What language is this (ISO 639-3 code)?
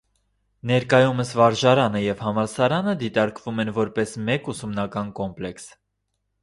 hye